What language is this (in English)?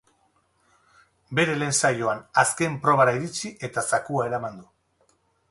Basque